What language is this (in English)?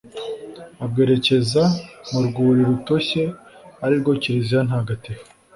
Kinyarwanda